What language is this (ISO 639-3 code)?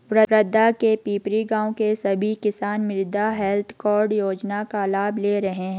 hin